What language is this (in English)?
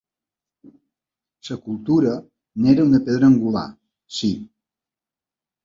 Catalan